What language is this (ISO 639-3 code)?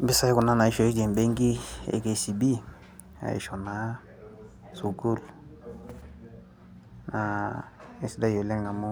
mas